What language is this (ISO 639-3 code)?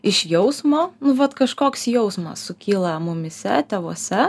lit